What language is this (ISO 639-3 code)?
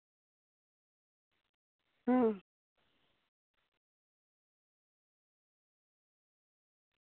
sat